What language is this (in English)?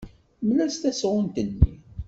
Kabyle